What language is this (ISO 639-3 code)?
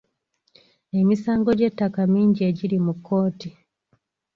lug